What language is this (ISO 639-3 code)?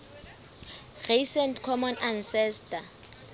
sot